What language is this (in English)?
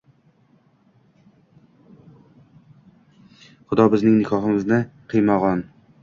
Uzbek